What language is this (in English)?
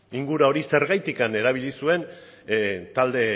Basque